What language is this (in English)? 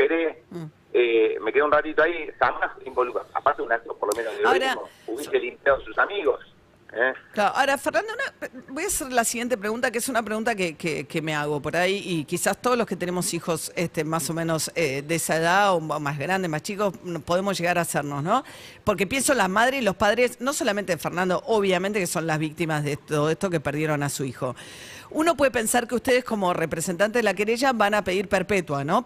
Spanish